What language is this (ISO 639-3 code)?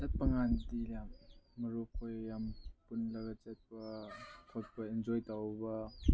mni